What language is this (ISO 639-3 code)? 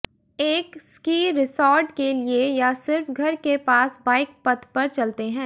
hin